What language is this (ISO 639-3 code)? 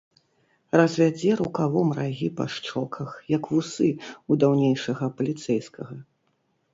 bel